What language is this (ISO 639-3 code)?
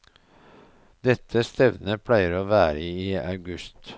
nor